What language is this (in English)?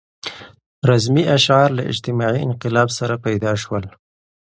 Pashto